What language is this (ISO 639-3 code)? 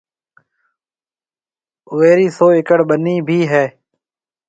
mve